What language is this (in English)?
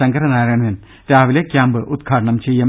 Malayalam